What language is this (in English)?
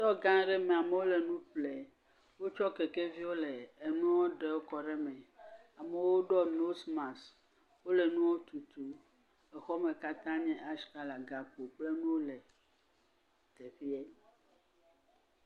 Ewe